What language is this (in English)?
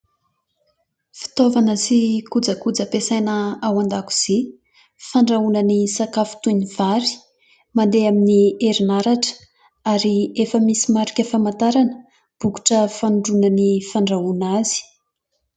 Malagasy